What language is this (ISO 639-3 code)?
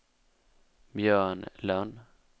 swe